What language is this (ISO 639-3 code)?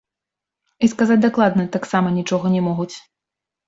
bel